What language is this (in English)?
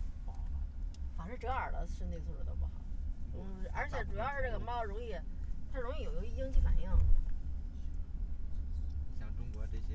Chinese